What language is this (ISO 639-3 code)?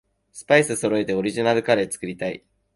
jpn